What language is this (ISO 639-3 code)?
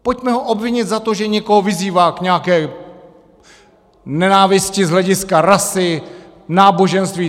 ces